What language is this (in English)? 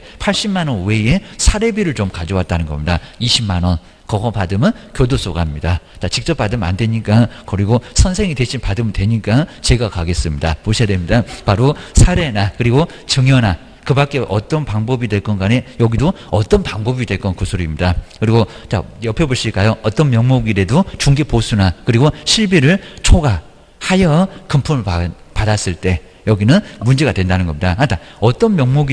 Korean